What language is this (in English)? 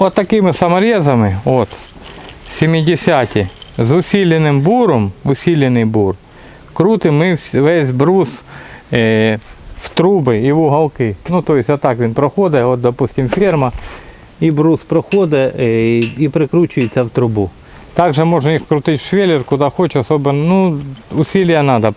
Russian